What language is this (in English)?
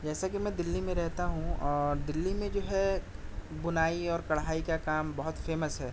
Urdu